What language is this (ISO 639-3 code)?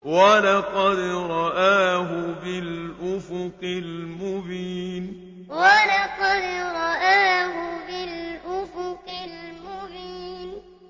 ara